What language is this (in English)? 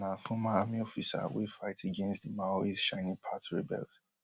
Nigerian Pidgin